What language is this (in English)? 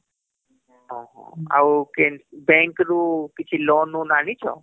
Odia